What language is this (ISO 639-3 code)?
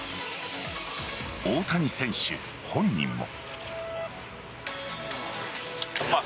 jpn